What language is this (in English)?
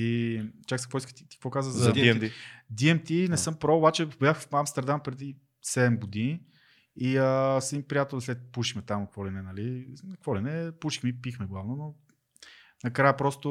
Bulgarian